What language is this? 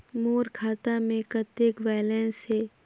Chhattisgarhi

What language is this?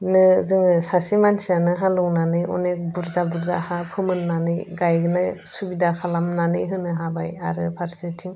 Bodo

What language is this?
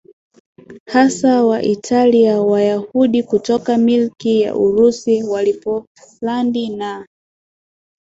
Swahili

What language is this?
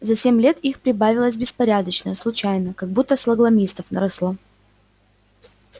Russian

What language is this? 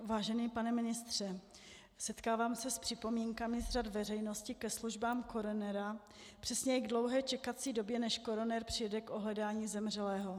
Czech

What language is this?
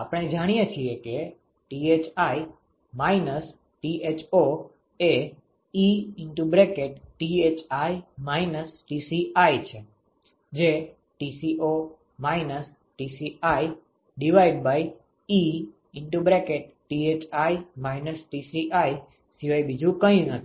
Gujarati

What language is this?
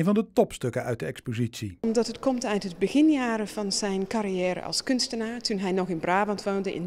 Dutch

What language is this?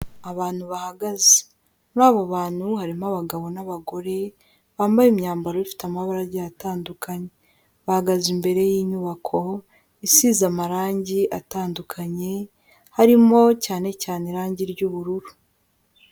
Kinyarwanda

